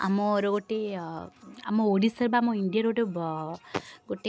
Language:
Odia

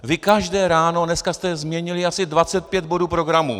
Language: Czech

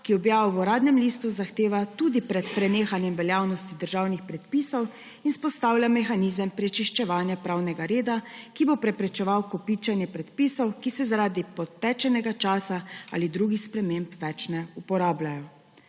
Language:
Slovenian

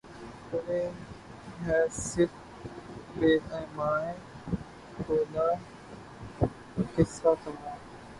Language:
Urdu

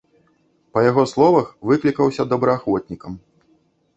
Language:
Belarusian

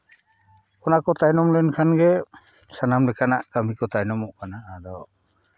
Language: Santali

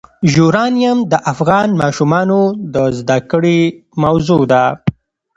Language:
Pashto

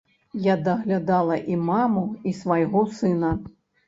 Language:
Belarusian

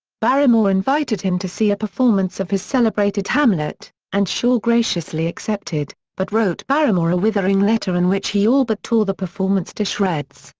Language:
English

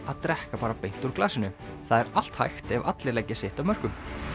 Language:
Icelandic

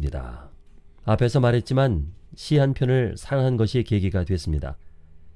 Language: Korean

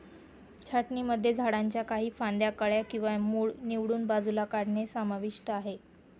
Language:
Marathi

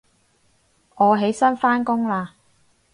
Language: Cantonese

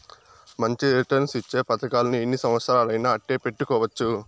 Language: Telugu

